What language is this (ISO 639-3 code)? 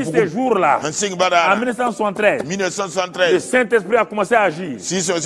fra